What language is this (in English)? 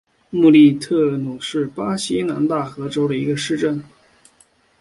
Chinese